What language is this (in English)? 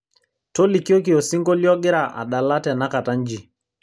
Masai